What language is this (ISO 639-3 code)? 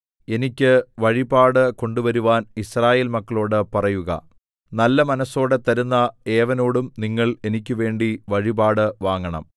mal